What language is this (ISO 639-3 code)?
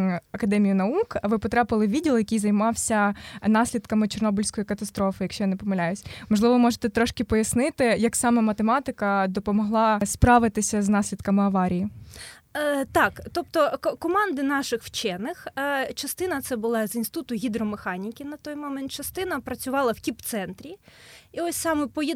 ukr